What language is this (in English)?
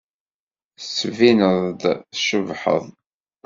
Kabyle